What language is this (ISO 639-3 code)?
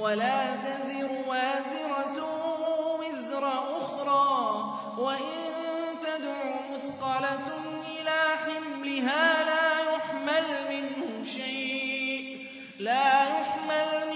ara